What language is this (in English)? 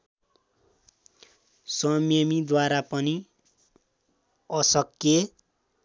Nepali